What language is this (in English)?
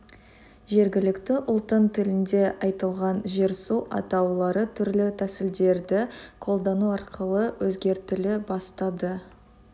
Kazakh